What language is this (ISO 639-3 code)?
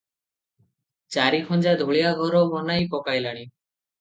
ori